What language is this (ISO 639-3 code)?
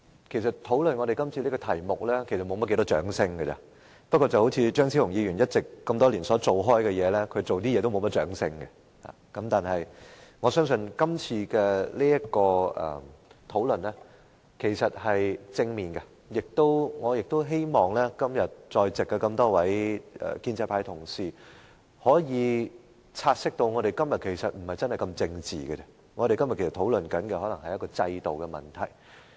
yue